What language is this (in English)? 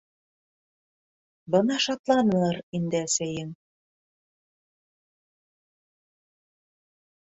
Bashkir